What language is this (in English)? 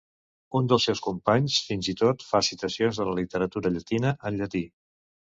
Catalan